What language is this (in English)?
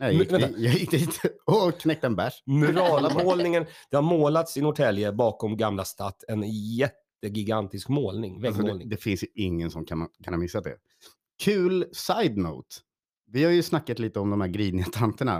Swedish